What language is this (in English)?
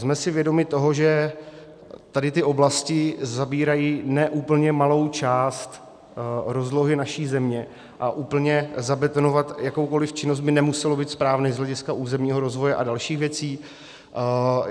Czech